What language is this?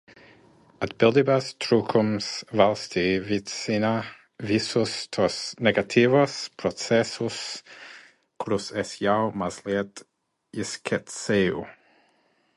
Latvian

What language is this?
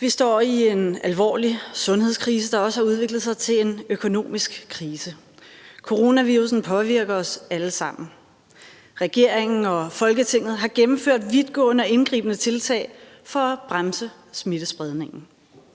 Danish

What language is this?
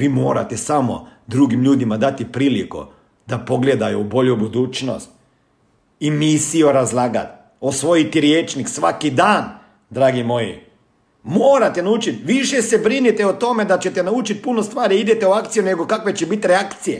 Croatian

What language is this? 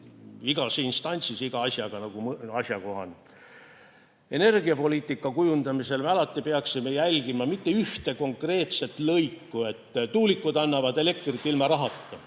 Estonian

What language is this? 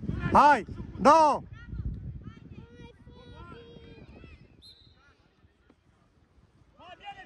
Romanian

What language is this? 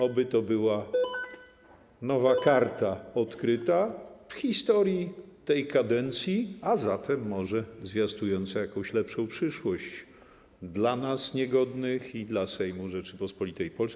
Polish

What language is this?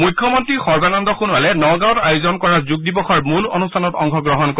Assamese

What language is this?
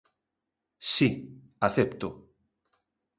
Galician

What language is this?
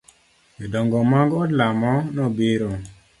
Luo (Kenya and Tanzania)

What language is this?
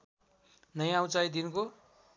Nepali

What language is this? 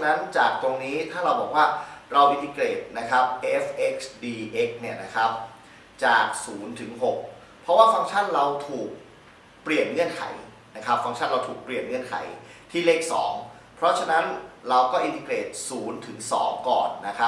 Thai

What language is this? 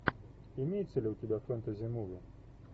Russian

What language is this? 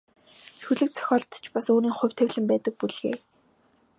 Mongolian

